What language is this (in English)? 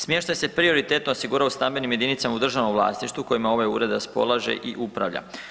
Croatian